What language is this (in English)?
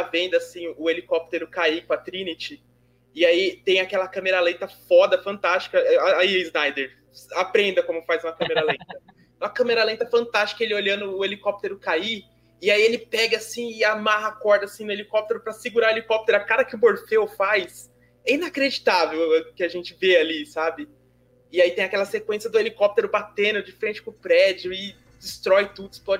Portuguese